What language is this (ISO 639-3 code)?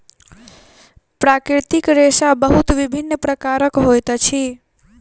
mai